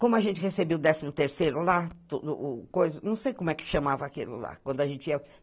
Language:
Portuguese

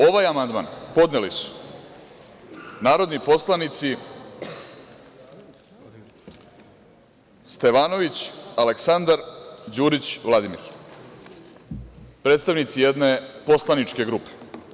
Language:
Serbian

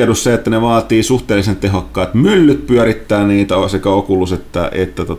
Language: Finnish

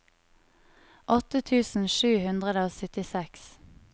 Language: Norwegian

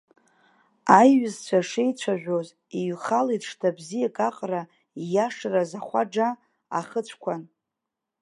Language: Abkhazian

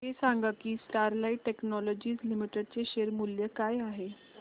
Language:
Marathi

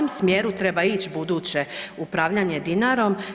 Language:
Croatian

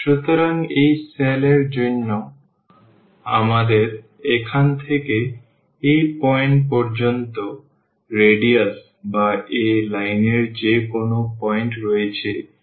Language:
Bangla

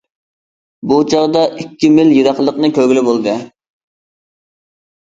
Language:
Uyghur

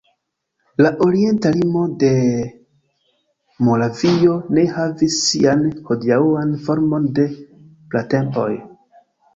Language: Esperanto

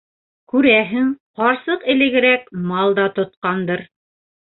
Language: Bashkir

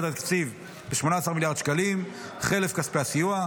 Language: Hebrew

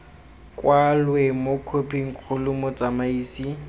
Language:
Tswana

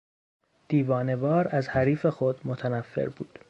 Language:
Persian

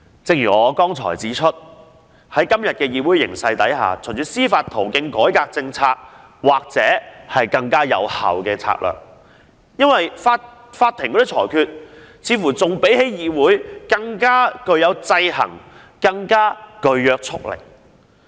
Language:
Cantonese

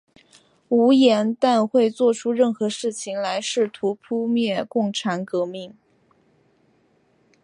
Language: Chinese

